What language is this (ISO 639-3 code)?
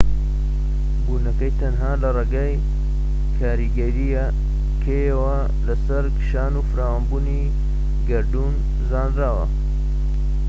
ckb